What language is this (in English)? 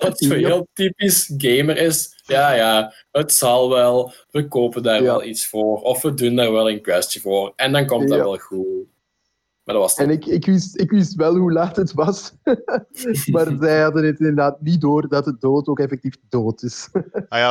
Dutch